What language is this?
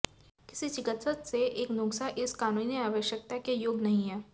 Hindi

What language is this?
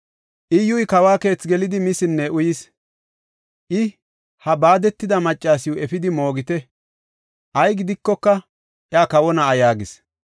Gofa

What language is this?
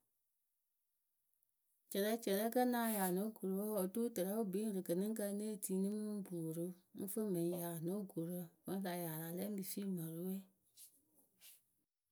Akebu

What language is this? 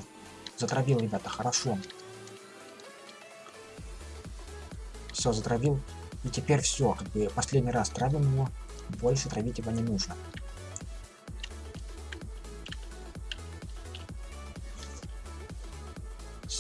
Russian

